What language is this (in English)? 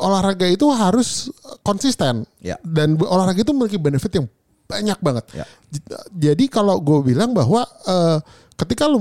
Indonesian